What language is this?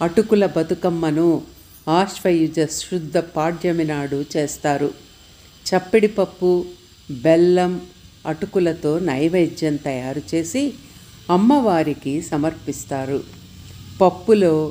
Telugu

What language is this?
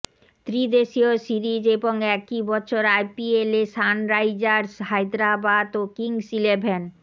Bangla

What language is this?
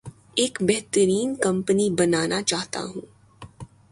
Urdu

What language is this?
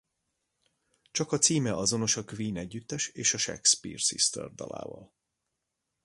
Hungarian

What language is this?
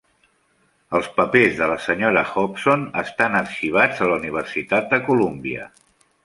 Catalan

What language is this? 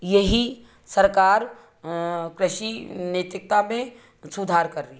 Hindi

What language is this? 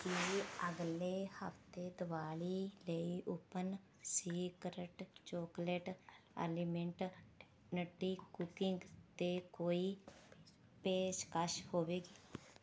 Punjabi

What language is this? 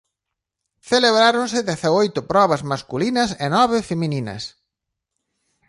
Galician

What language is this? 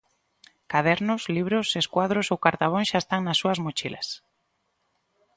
Galician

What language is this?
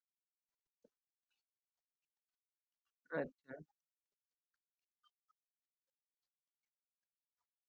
Marathi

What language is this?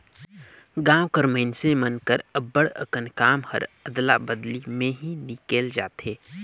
Chhattisgarhi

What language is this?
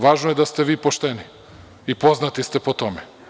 Serbian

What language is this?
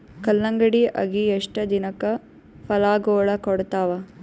Kannada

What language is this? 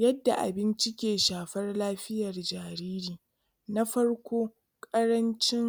Hausa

